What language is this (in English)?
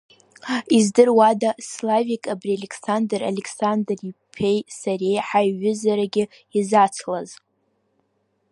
Abkhazian